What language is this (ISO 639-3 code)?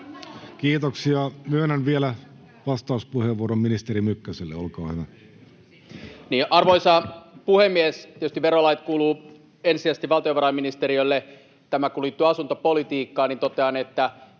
fin